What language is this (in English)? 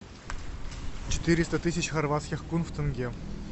Russian